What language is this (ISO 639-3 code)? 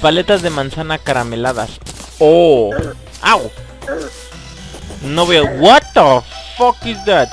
spa